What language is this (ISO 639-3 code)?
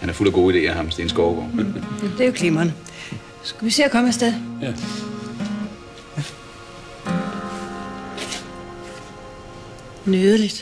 dan